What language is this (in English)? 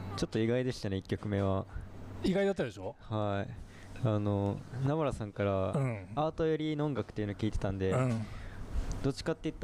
Japanese